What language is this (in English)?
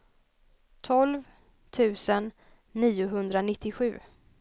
Swedish